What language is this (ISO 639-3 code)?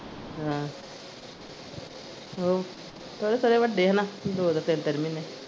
pan